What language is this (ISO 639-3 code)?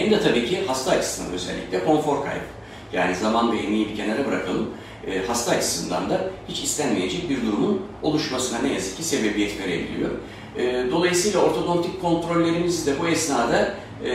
tur